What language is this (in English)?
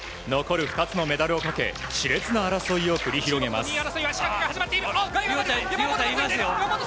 Japanese